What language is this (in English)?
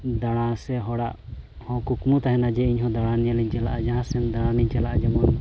Santali